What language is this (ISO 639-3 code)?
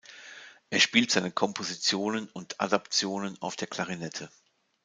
deu